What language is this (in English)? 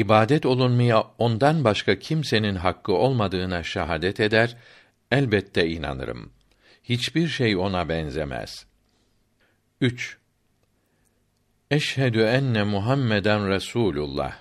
Turkish